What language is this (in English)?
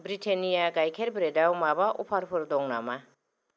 Bodo